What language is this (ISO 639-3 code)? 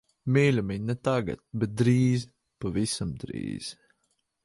lav